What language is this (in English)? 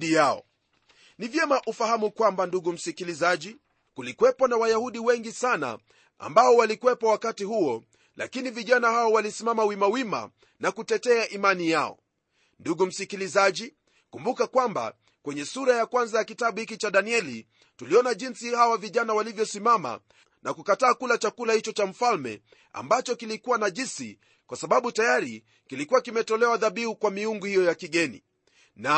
Swahili